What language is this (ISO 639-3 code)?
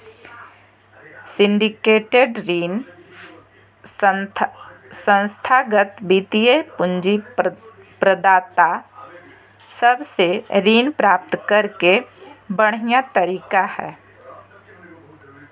mag